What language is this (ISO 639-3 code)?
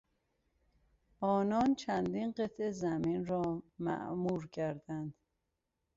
fas